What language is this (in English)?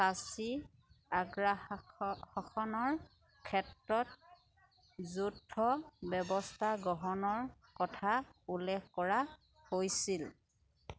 Assamese